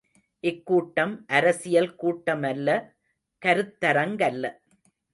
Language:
Tamil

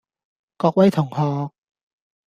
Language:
Cantonese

